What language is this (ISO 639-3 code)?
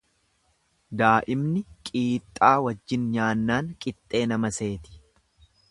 orm